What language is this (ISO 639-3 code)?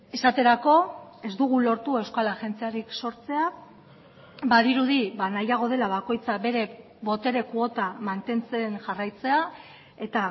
eus